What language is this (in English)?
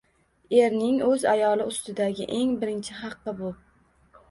Uzbek